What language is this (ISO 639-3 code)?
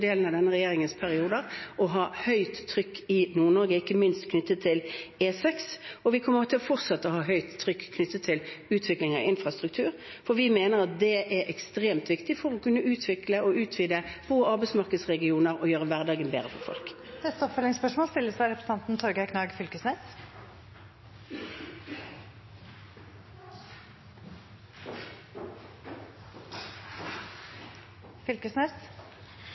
nor